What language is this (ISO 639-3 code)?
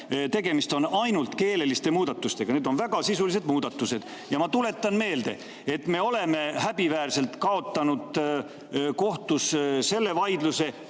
est